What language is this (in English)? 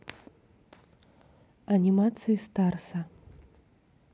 Russian